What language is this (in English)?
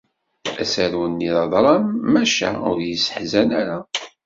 Kabyle